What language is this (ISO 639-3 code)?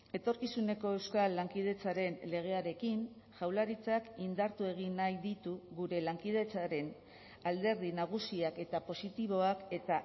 eus